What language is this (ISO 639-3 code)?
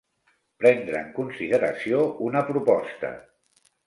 cat